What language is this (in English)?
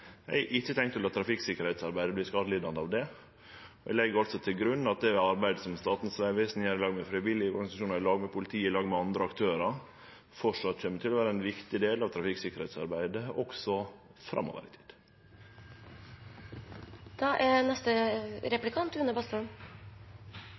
Norwegian